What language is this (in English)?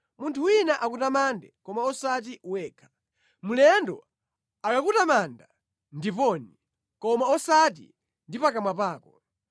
Nyanja